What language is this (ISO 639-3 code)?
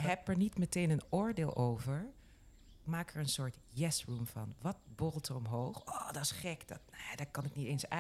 nld